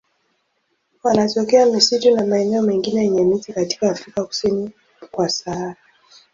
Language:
Swahili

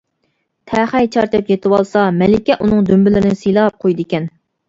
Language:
Uyghur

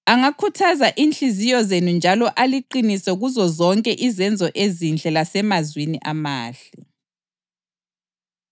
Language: North Ndebele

